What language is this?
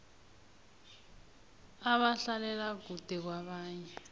South Ndebele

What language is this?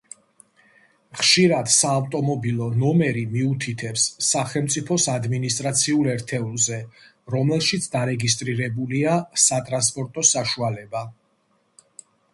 Georgian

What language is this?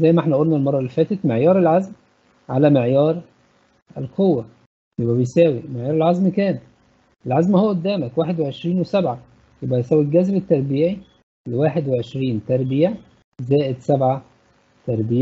Arabic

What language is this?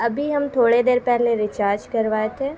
Urdu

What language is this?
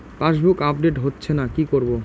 Bangla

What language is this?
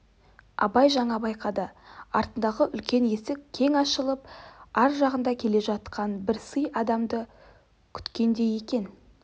Kazakh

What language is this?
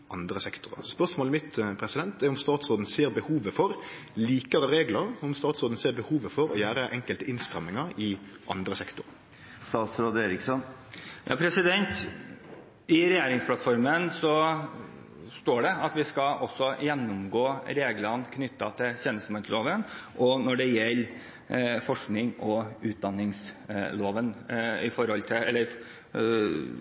Norwegian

